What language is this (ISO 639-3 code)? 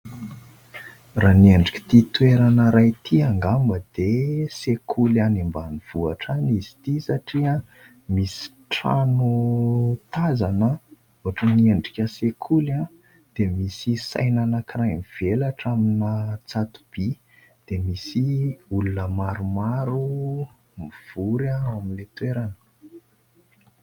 mlg